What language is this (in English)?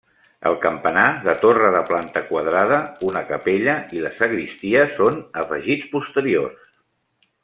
Catalan